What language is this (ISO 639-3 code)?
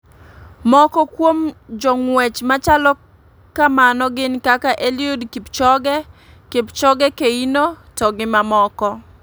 luo